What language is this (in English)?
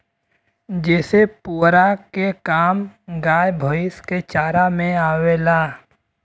Bhojpuri